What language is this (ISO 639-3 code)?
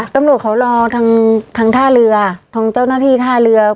tha